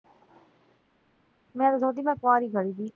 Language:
Punjabi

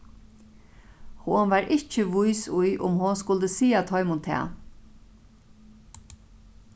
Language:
Faroese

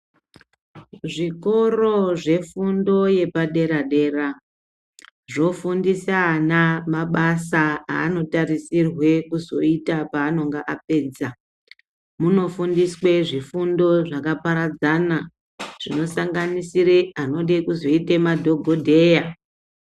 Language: Ndau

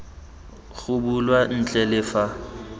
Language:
Tswana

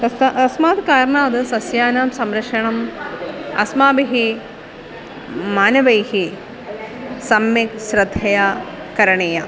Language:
Sanskrit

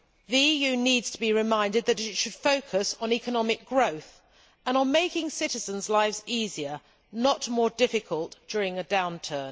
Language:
English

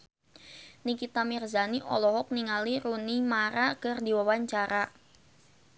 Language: Sundanese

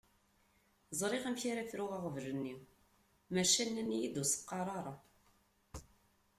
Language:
Kabyle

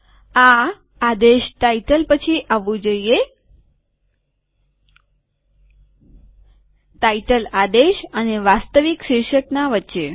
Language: Gujarati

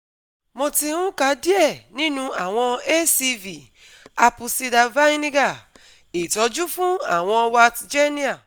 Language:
Yoruba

